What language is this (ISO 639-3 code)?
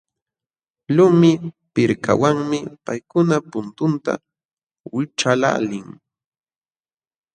qxw